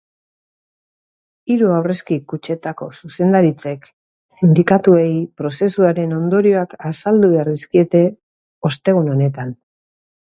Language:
Basque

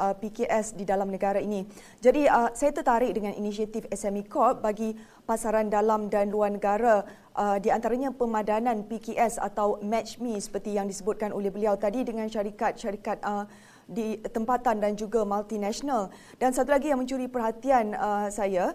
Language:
Malay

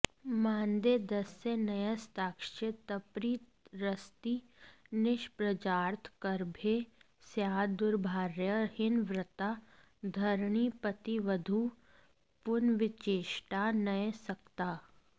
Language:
Sanskrit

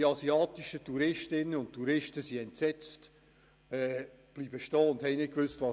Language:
Swiss German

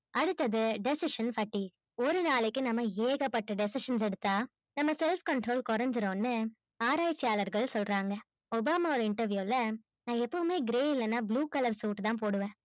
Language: Tamil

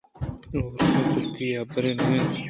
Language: Eastern Balochi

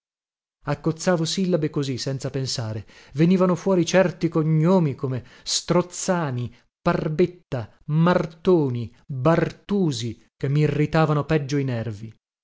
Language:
Italian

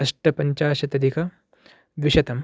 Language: Sanskrit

